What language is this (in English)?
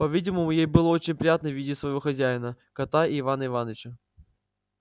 Russian